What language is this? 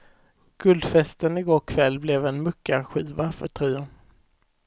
Swedish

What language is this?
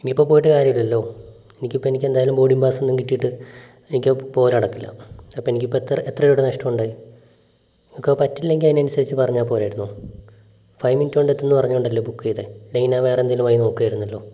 Malayalam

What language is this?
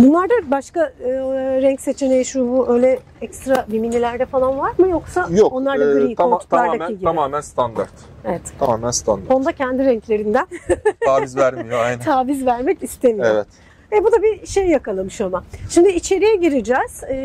Turkish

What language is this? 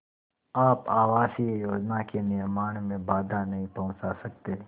Hindi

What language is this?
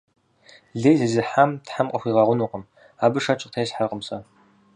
Kabardian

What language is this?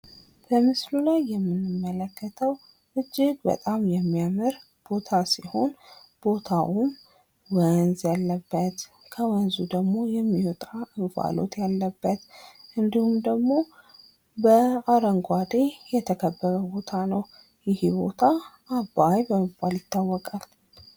Amharic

